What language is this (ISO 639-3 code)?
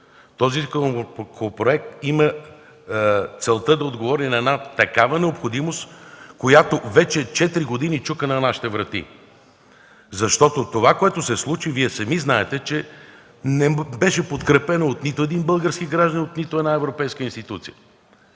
bul